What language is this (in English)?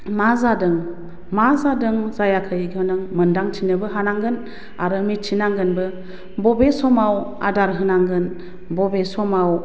Bodo